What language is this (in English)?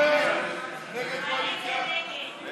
Hebrew